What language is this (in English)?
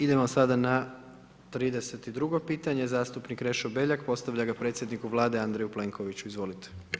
Croatian